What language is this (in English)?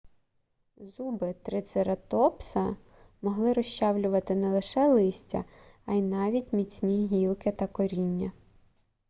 Ukrainian